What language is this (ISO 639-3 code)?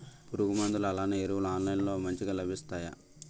tel